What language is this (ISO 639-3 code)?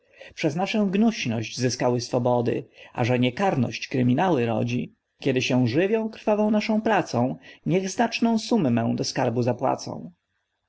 pol